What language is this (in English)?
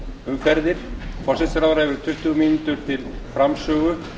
Icelandic